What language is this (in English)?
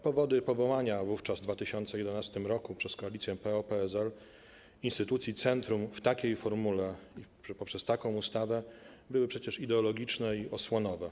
Polish